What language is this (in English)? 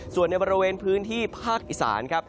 Thai